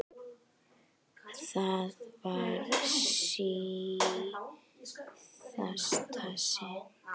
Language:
Icelandic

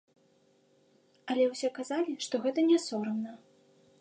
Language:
Belarusian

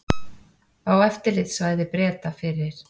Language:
Icelandic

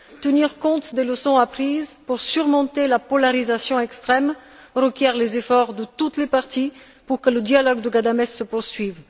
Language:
French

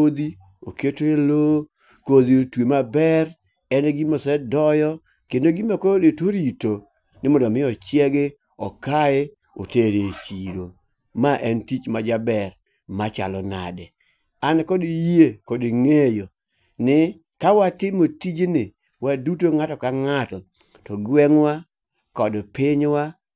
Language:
Luo (Kenya and Tanzania)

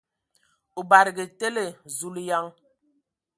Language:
Ewondo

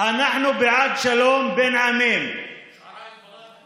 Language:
Hebrew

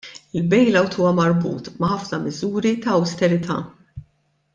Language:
Maltese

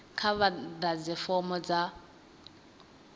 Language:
Venda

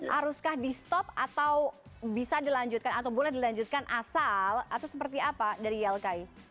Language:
Indonesian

